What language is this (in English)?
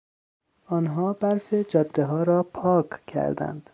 Persian